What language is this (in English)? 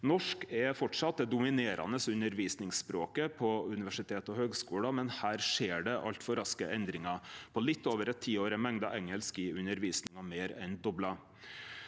Norwegian